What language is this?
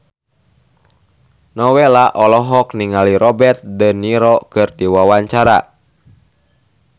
Sundanese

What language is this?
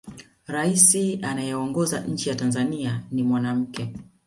Swahili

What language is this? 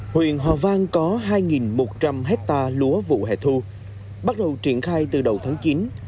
Vietnamese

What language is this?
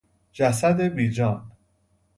Persian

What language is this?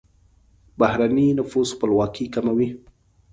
Pashto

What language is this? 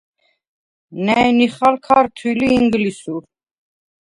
Svan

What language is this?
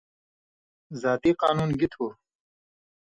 Indus Kohistani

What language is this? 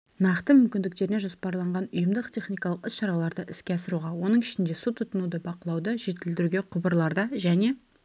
Kazakh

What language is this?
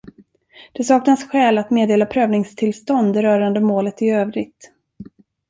Swedish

